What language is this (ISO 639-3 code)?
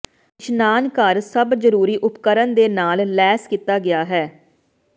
pan